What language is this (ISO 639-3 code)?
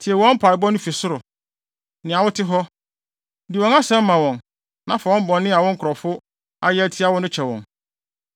aka